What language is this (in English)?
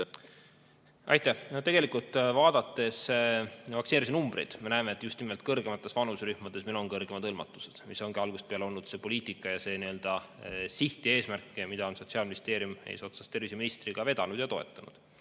Estonian